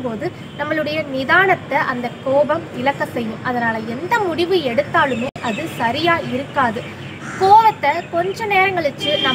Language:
Thai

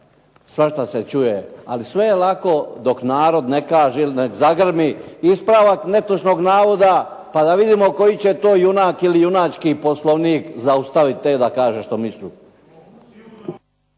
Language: Croatian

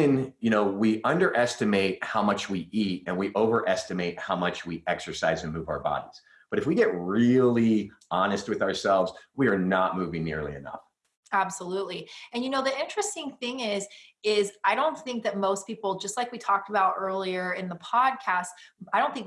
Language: English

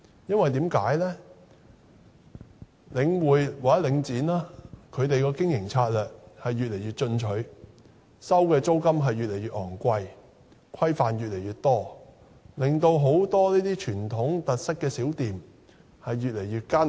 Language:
Cantonese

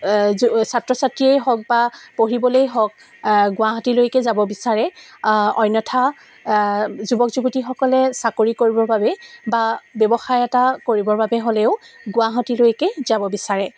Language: Assamese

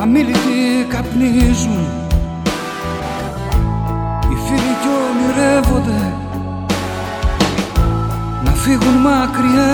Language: Greek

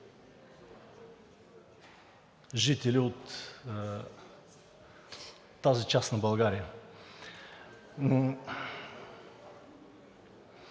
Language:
Bulgarian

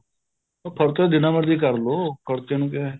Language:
Punjabi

